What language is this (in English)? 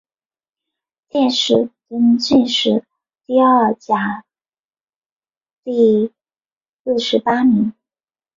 Chinese